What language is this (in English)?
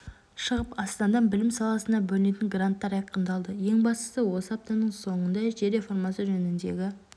Kazakh